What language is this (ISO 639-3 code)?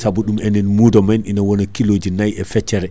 ful